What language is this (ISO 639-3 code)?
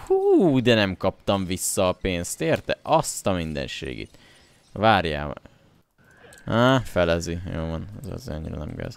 hun